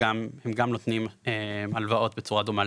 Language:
Hebrew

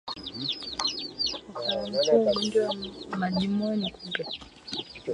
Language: Swahili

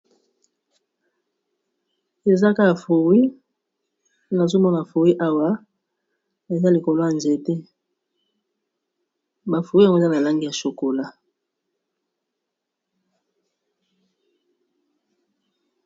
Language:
Lingala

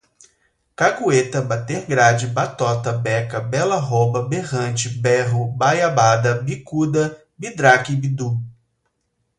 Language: Portuguese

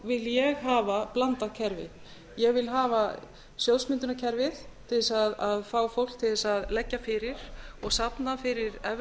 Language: Icelandic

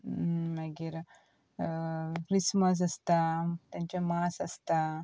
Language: Konkani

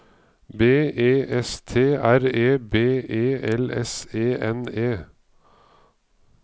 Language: Norwegian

